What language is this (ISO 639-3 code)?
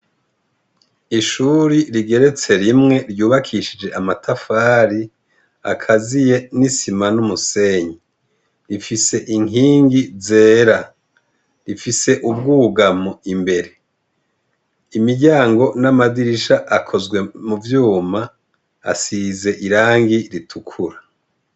run